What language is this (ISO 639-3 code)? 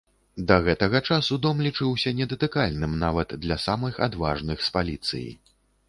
bel